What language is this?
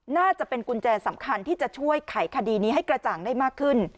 Thai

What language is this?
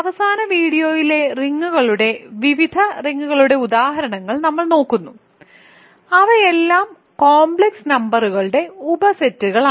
Malayalam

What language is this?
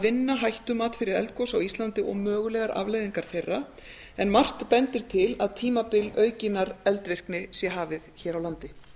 Icelandic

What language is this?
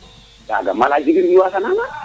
Serer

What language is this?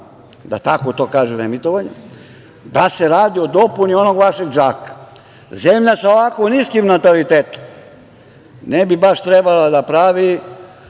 Serbian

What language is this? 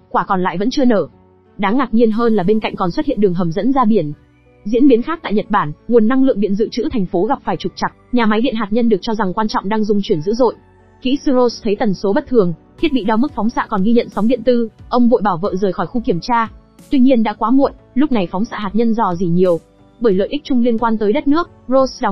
Vietnamese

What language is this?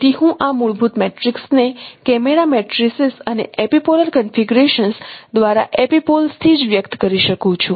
Gujarati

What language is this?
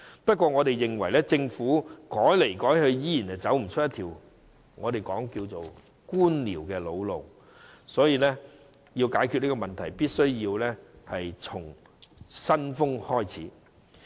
Cantonese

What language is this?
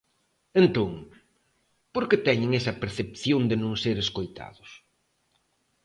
Galician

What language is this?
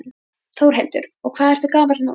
Icelandic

